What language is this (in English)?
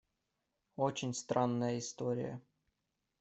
Russian